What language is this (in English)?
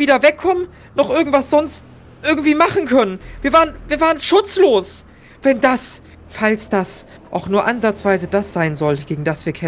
German